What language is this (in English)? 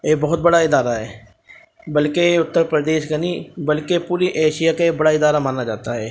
Urdu